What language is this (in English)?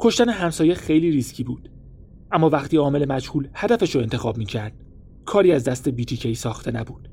Persian